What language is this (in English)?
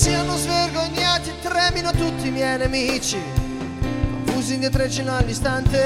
Italian